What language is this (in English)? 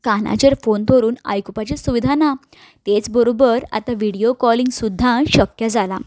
Konkani